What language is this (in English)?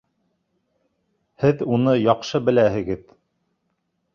Bashkir